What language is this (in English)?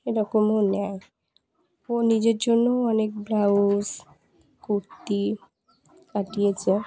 Bangla